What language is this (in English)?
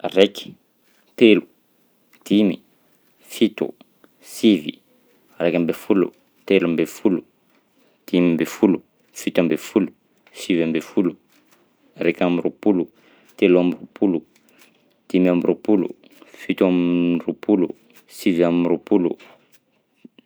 Southern Betsimisaraka Malagasy